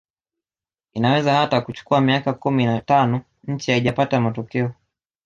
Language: Swahili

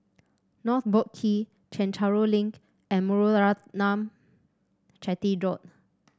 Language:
English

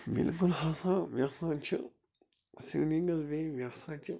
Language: Kashmiri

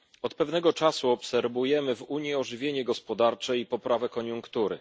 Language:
Polish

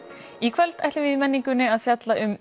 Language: Icelandic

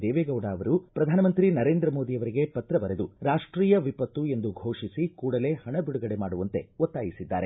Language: Kannada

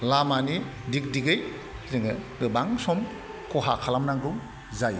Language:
Bodo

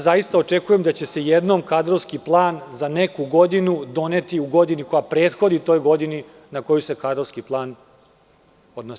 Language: Serbian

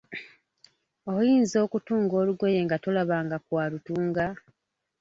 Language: Ganda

